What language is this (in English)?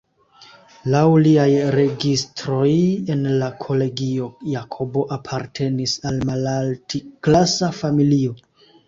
Esperanto